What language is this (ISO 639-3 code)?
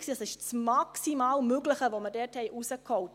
gsw